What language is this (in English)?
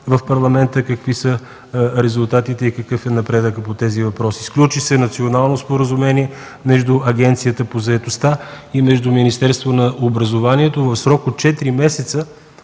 Bulgarian